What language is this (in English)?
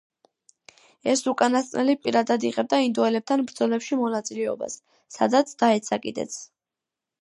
Georgian